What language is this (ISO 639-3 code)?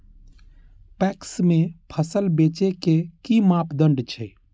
mai